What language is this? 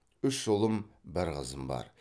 Kazakh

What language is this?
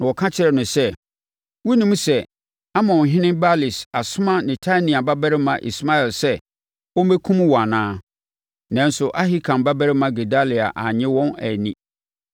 Akan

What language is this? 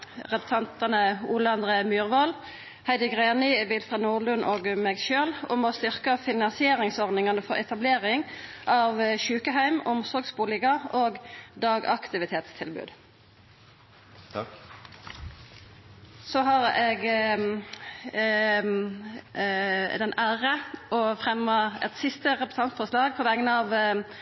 Norwegian Nynorsk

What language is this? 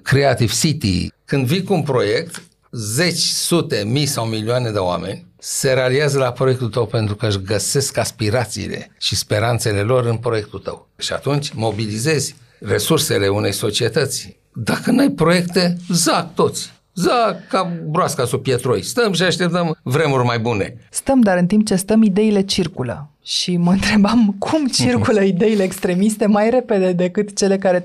Romanian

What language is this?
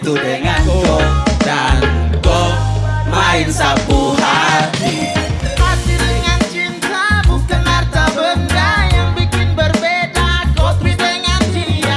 Indonesian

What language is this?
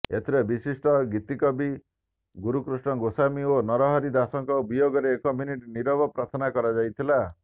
Odia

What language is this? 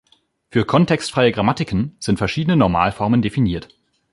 German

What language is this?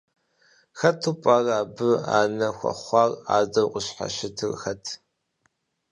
Kabardian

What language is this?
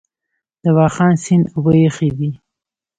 Pashto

